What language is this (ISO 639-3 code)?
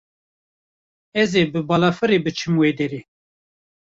kur